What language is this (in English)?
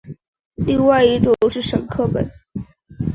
Chinese